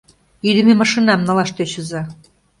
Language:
Mari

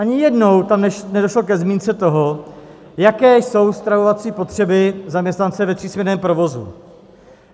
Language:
Czech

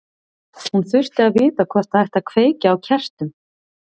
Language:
Icelandic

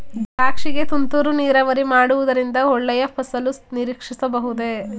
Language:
Kannada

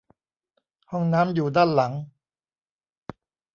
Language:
Thai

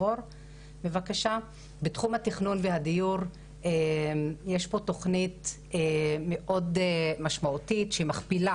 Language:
Hebrew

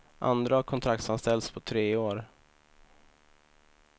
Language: Swedish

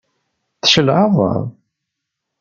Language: Kabyle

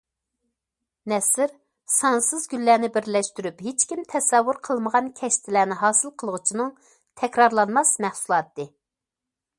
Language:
Uyghur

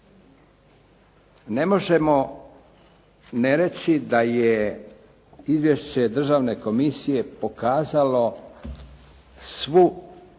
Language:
Croatian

